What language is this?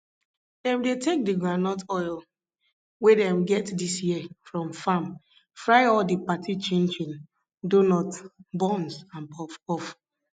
Nigerian Pidgin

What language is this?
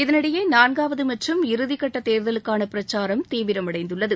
Tamil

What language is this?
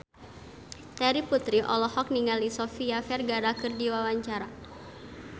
Sundanese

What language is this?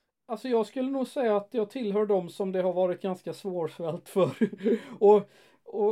Swedish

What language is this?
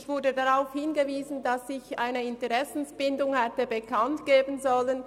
Swiss German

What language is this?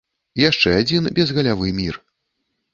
Belarusian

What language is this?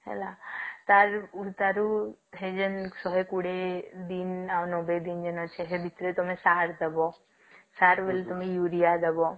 Odia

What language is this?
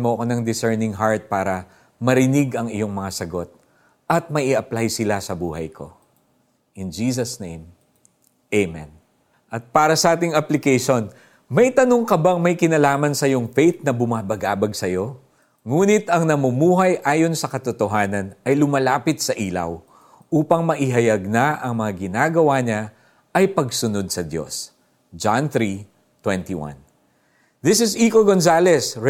Filipino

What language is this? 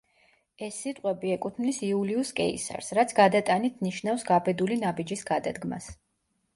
Georgian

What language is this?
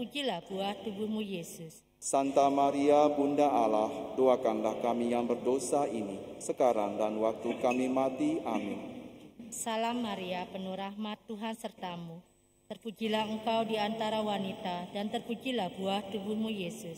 Indonesian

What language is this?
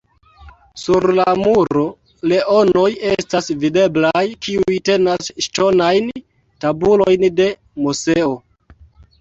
Esperanto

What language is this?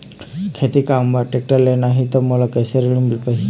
Chhattisgarhi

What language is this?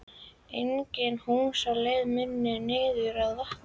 Icelandic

